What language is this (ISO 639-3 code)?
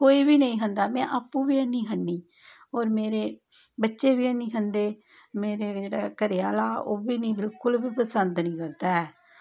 doi